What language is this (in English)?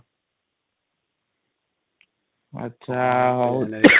Odia